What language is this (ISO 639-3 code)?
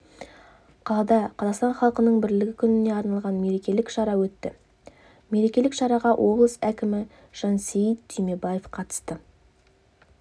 kaz